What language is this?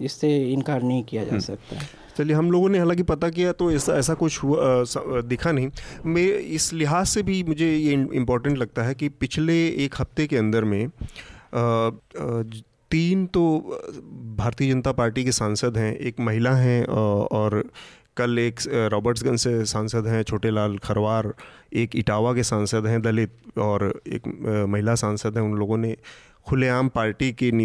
Hindi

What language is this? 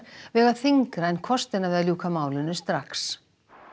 Icelandic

